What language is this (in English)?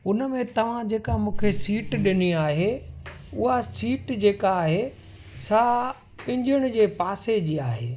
Sindhi